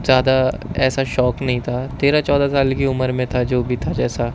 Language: Urdu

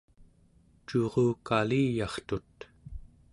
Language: Central Yupik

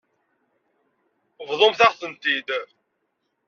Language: Kabyle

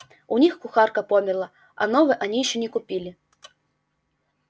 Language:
Russian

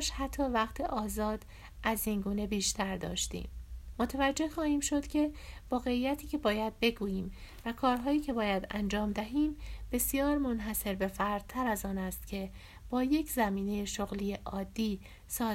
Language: Persian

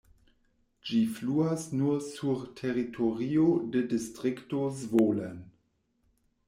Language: Esperanto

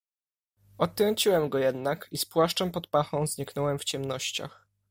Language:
Polish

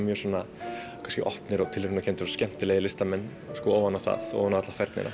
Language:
Icelandic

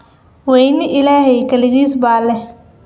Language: Somali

